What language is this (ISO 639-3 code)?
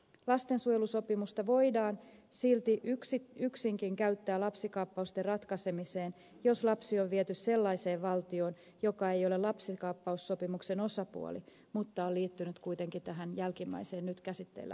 fin